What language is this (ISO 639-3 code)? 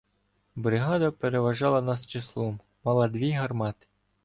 ukr